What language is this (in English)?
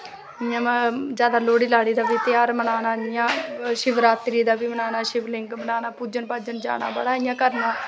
Dogri